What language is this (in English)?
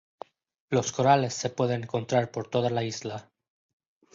Spanish